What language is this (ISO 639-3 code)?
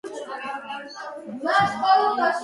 kat